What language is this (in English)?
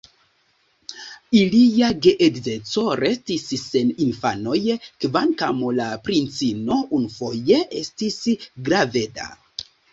Esperanto